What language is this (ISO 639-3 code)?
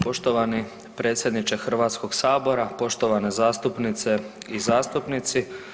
hrv